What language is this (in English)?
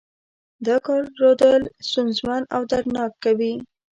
Pashto